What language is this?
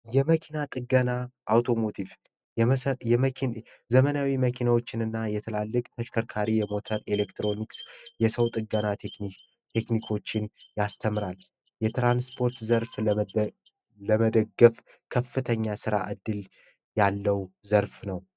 Amharic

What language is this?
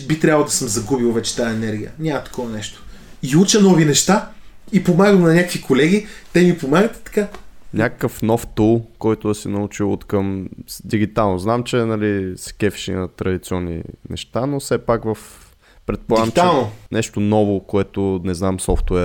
Bulgarian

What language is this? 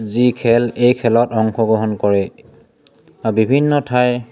Assamese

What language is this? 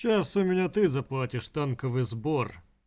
Russian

